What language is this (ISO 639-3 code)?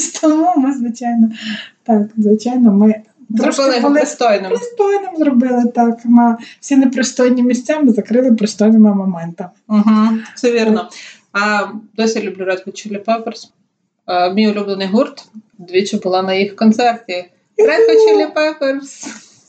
ukr